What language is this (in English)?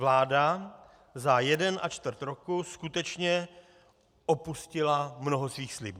Czech